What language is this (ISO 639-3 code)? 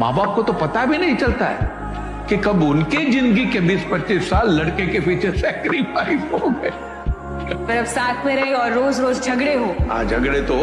hin